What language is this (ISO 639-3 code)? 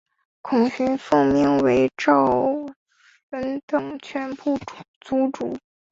zho